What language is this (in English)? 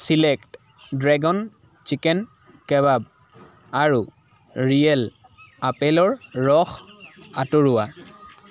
Assamese